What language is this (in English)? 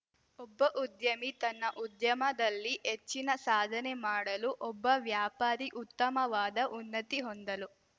Kannada